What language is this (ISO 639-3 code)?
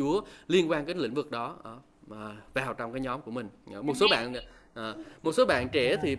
vie